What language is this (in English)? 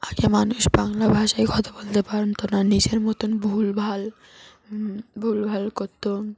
Bangla